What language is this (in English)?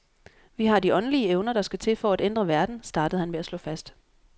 Danish